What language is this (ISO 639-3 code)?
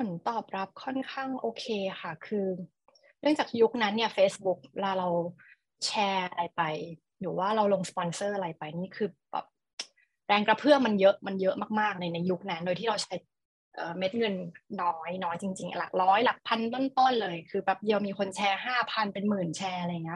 tha